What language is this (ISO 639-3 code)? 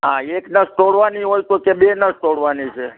guj